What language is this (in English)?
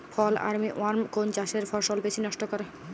Bangla